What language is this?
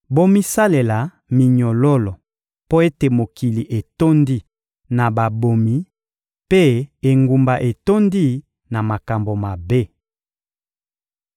Lingala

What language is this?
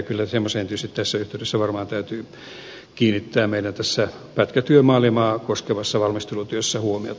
Finnish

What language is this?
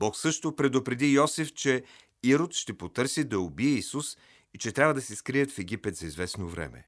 Bulgarian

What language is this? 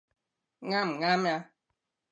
Cantonese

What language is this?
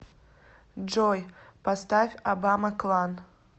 Russian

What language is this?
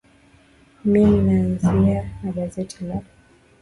Swahili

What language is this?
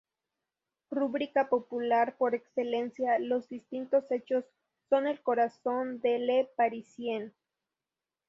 Spanish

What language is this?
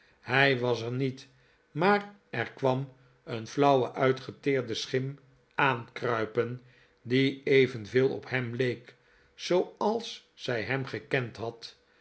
Dutch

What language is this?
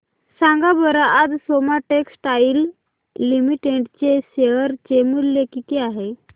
Marathi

